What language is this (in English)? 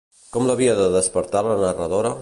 Catalan